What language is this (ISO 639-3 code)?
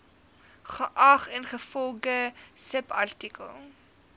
afr